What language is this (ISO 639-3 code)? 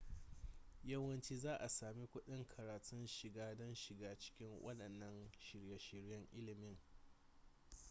hau